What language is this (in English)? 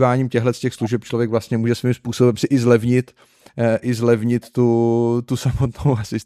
Czech